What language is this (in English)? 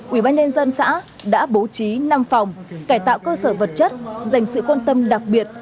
Vietnamese